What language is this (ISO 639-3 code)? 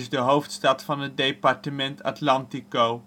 nld